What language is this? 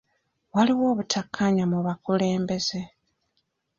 Ganda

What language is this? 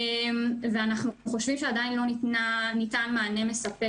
Hebrew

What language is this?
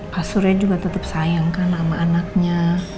Indonesian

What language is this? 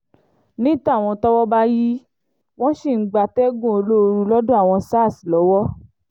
Yoruba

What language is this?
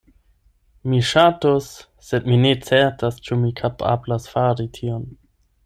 Esperanto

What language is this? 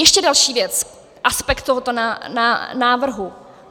Czech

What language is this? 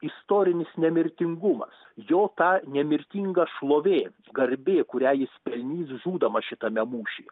Lithuanian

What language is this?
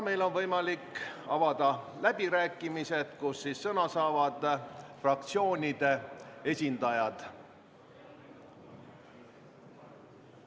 Estonian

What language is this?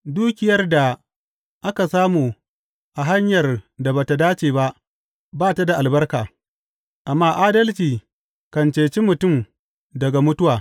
Hausa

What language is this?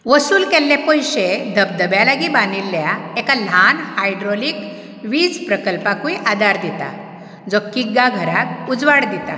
Konkani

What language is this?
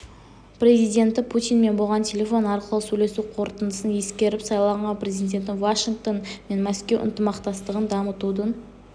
Kazakh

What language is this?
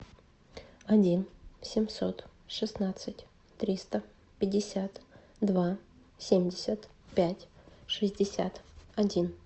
Russian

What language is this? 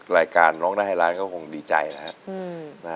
Thai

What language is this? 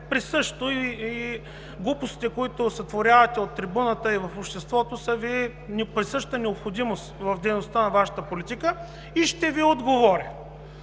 Bulgarian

